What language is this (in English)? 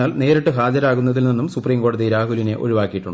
Malayalam